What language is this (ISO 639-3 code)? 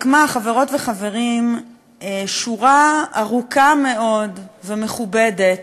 heb